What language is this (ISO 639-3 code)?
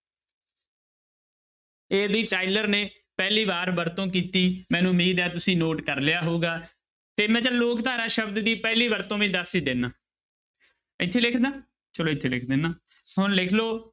pan